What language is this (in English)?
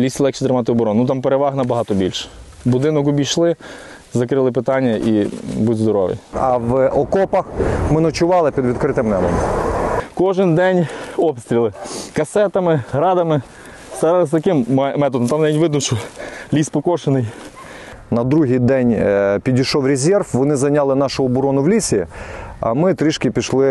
Ukrainian